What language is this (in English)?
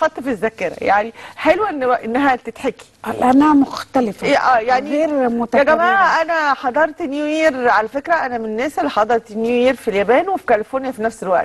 Arabic